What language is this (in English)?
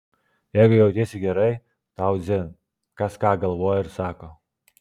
Lithuanian